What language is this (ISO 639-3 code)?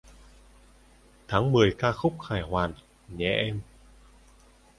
vie